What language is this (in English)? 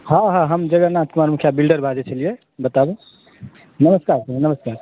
Maithili